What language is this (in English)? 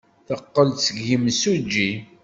Kabyle